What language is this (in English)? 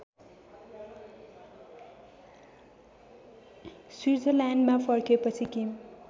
Nepali